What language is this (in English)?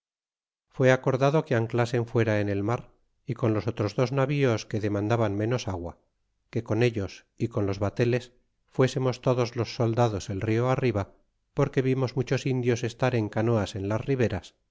Spanish